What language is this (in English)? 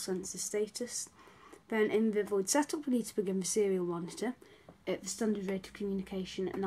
English